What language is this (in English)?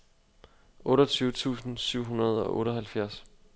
Danish